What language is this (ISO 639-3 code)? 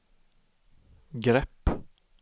swe